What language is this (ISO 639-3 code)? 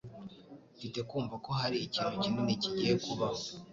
kin